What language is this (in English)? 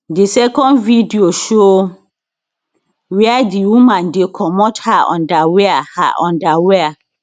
Nigerian Pidgin